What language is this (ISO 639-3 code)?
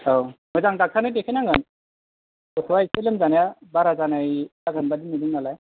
brx